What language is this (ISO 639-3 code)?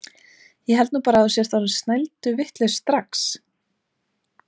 isl